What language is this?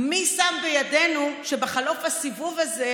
Hebrew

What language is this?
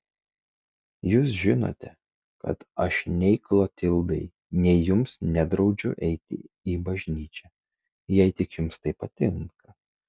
Lithuanian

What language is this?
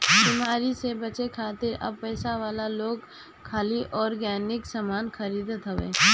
Bhojpuri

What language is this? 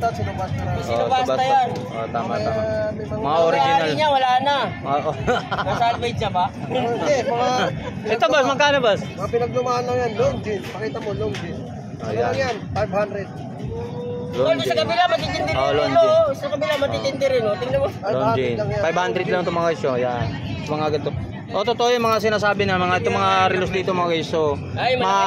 Filipino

